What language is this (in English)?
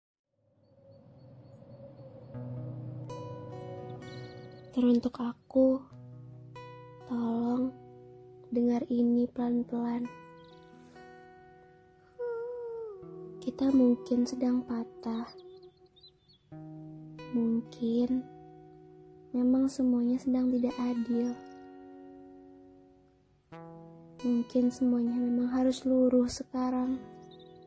Indonesian